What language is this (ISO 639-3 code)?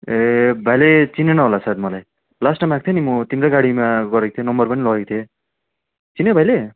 nep